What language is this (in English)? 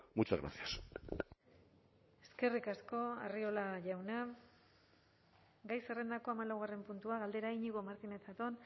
Basque